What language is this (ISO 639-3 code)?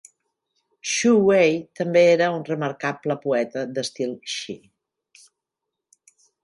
cat